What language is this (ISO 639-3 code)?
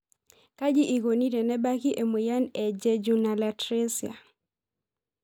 mas